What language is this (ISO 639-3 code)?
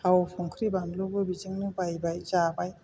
brx